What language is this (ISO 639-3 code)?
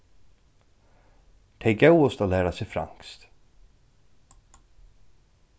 fao